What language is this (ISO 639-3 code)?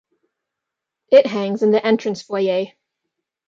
eng